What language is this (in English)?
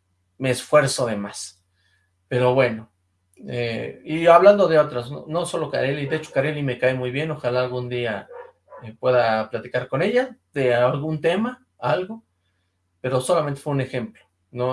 Spanish